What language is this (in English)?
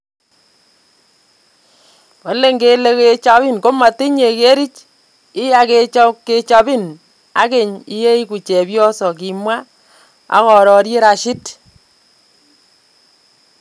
Kalenjin